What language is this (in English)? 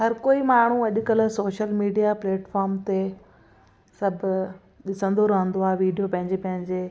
Sindhi